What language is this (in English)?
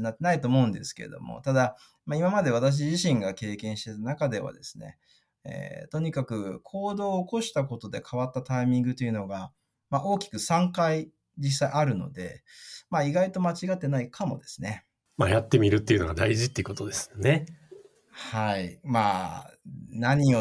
Japanese